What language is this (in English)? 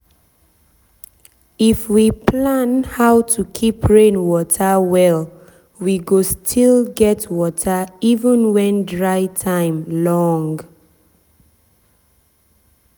Nigerian Pidgin